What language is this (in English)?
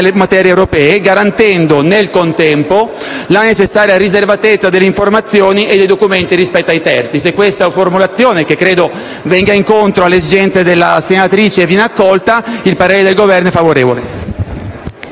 Italian